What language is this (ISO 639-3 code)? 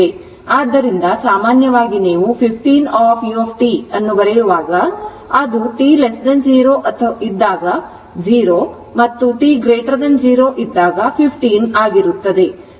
kan